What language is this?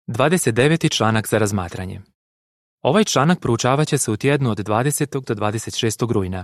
Croatian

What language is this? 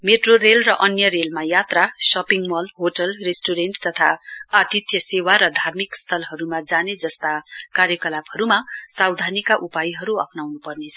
Nepali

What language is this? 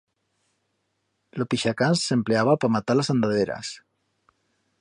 Aragonese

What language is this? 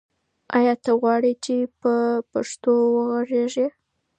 Pashto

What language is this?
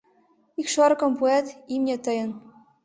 Mari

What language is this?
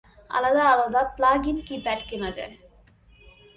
Bangla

